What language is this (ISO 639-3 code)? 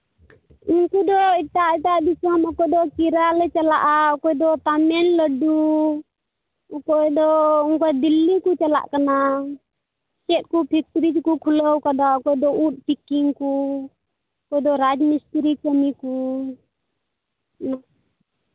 sat